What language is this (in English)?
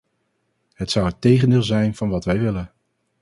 Dutch